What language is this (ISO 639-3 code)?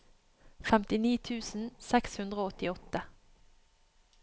nor